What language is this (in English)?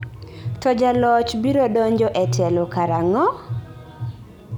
Luo (Kenya and Tanzania)